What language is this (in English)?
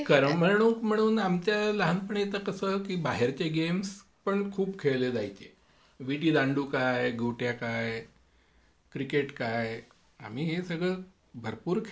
Marathi